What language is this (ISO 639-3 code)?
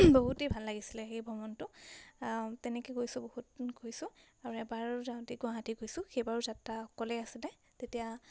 asm